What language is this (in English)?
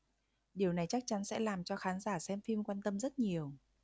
Vietnamese